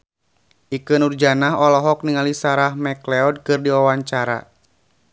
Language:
Sundanese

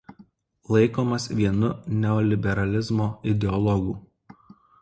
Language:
Lithuanian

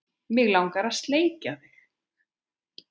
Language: Icelandic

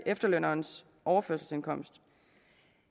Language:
Danish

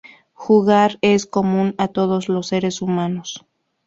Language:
Spanish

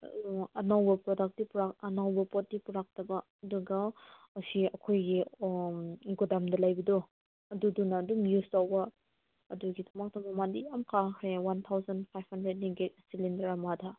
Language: Manipuri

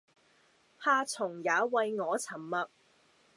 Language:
Cantonese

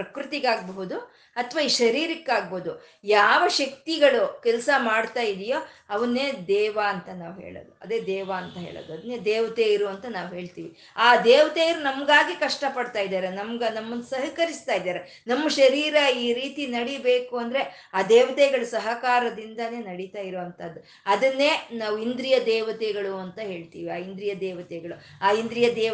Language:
Kannada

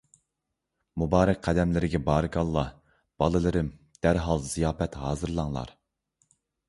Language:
Uyghur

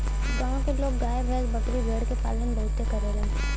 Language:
Bhojpuri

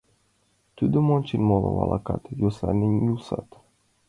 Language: Mari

